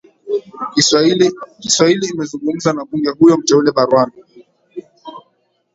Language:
Swahili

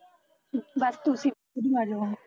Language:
Punjabi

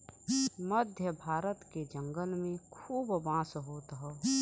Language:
Bhojpuri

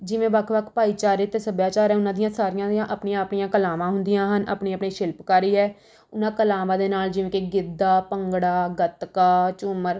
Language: Punjabi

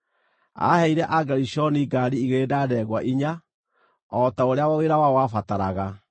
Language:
Kikuyu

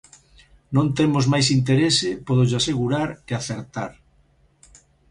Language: Galician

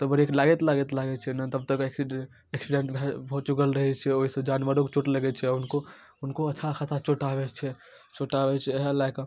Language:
Maithili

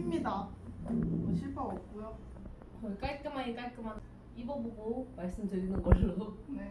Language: Korean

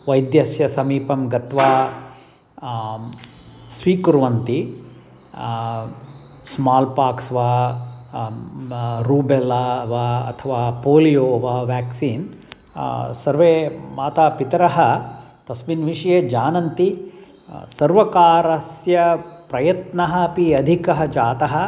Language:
Sanskrit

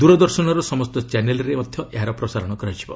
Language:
Odia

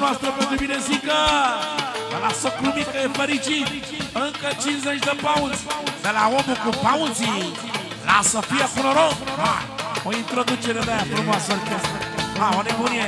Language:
Romanian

